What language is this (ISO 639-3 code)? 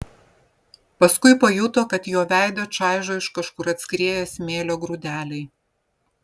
lit